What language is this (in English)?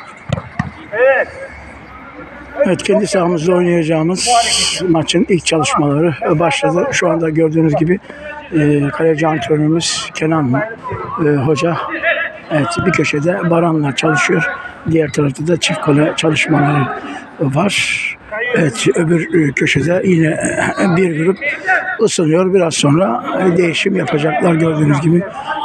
Turkish